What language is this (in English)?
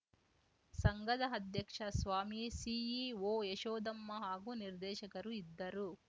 Kannada